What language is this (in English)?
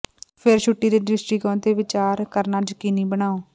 Punjabi